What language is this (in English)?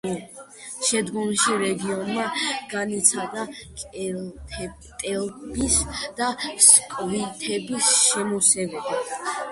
Georgian